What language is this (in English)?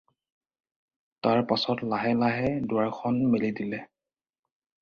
Assamese